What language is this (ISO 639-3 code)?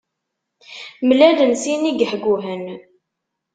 kab